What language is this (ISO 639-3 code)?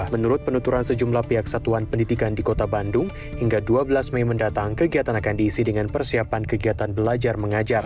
ind